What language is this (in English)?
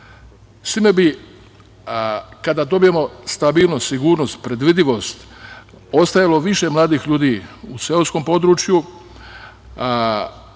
Serbian